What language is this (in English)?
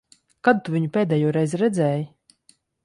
Latvian